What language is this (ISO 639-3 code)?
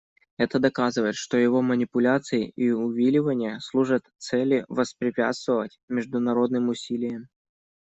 rus